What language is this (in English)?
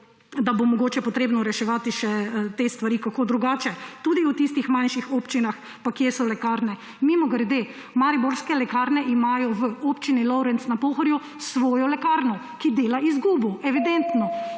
Slovenian